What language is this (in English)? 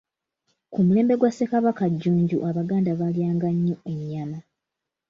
Ganda